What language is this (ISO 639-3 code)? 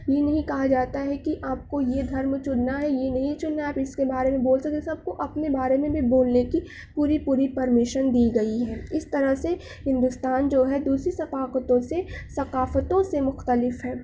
urd